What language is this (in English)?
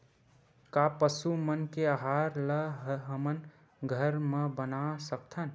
Chhattisgarhi